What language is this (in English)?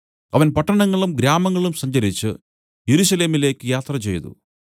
Malayalam